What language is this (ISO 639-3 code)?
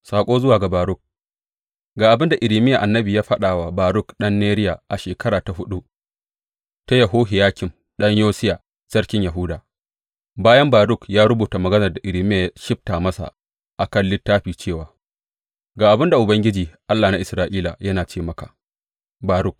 hau